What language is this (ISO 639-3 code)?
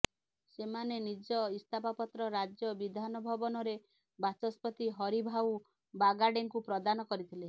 ori